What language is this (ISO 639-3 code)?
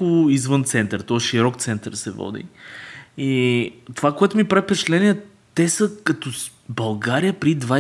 bul